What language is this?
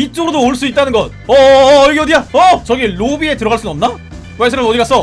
Korean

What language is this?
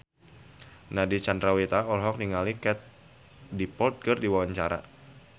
Sundanese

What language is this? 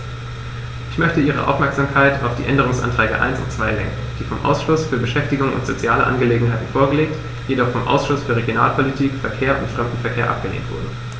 German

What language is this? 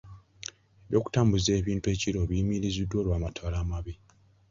Ganda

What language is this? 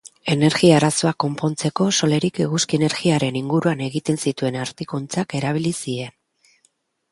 Basque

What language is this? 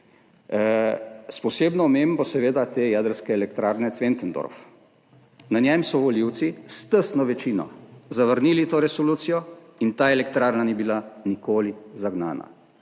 Slovenian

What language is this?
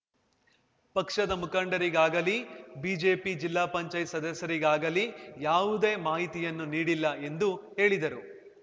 Kannada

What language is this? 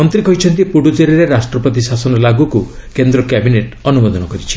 Odia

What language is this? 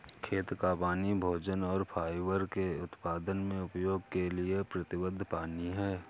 Hindi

